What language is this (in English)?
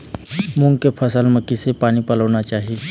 Chhattisgarhi